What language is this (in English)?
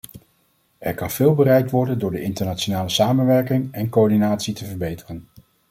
Dutch